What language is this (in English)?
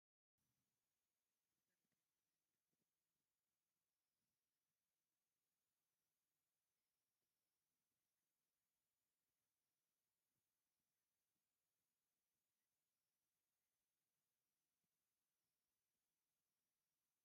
Tigrinya